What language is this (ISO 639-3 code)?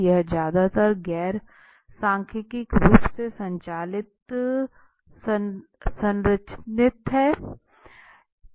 hin